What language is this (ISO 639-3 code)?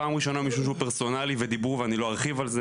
heb